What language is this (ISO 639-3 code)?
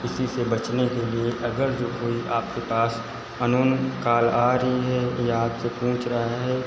hin